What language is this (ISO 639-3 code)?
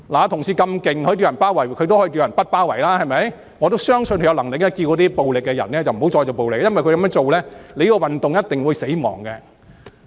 yue